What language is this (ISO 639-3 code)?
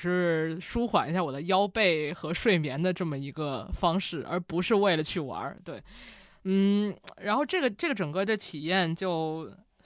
zho